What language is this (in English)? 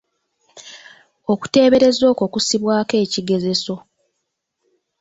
Ganda